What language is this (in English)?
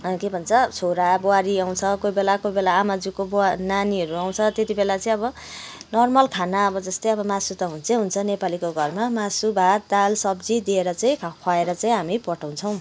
Nepali